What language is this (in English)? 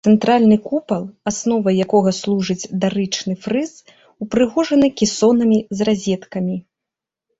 Belarusian